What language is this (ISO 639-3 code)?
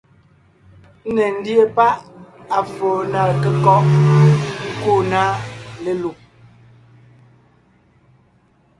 nnh